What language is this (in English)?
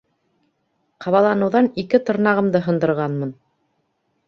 Bashkir